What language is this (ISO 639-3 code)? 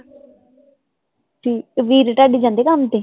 pan